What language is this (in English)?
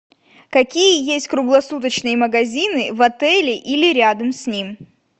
Russian